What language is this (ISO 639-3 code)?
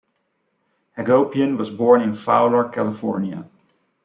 eng